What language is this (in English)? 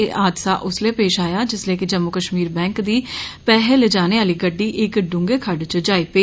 Dogri